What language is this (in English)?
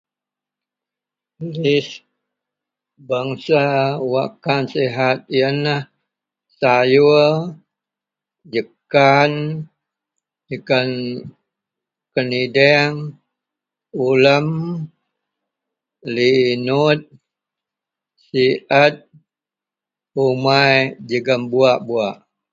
Central Melanau